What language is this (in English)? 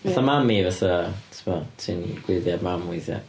Welsh